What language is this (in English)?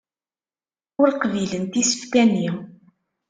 Kabyle